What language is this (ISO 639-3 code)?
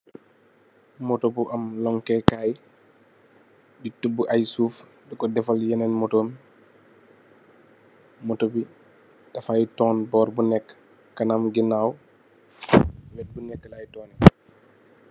wol